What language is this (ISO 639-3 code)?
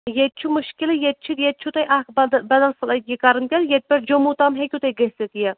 kas